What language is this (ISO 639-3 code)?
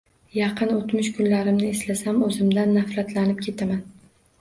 uzb